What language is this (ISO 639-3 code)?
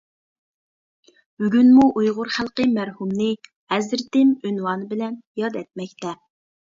uig